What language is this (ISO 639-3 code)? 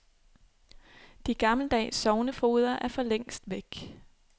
dan